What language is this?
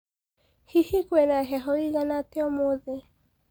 Kikuyu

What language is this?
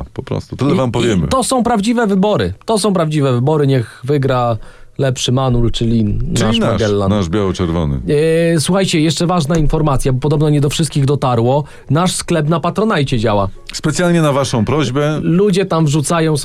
Polish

